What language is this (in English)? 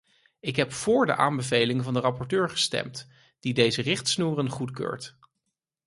Dutch